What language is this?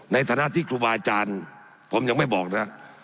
Thai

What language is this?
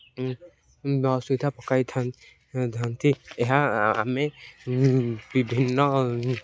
Odia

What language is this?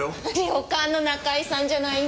Japanese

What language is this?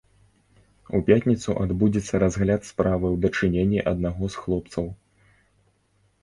Belarusian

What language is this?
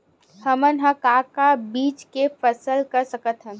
Chhattisgarhi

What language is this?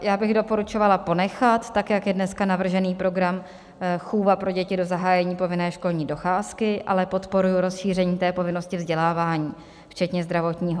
Czech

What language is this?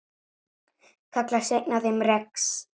Icelandic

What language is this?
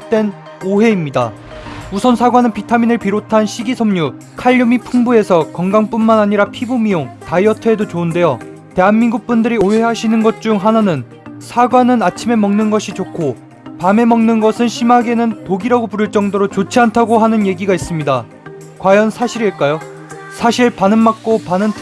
Korean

